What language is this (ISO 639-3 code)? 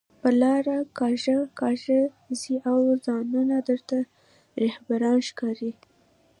pus